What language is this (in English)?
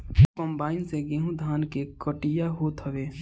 Bhojpuri